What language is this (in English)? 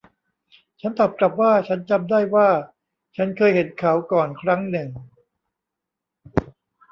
Thai